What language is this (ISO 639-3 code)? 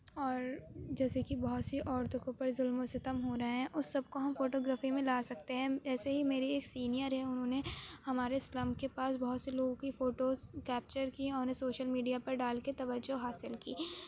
urd